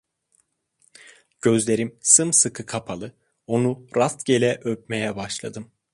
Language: Turkish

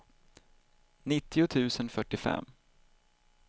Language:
Swedish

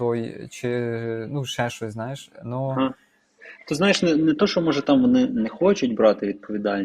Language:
Ukrainian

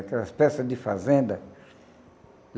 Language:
Portuguese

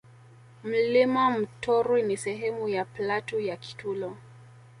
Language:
Swahili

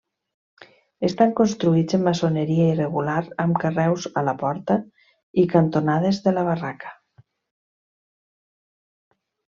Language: Catalan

